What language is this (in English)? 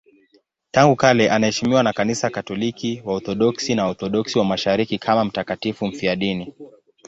Swahili